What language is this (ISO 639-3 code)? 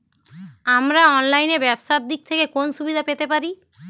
ben